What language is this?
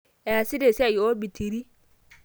Masai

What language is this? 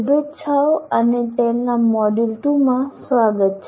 Gujarati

